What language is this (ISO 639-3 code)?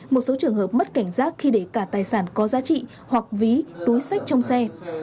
vie